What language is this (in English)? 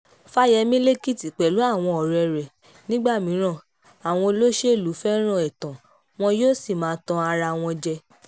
Yoruba